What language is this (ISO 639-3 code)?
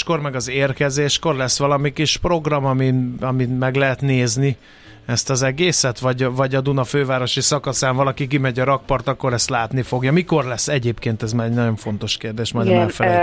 hun